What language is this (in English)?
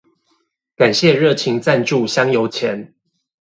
Chinese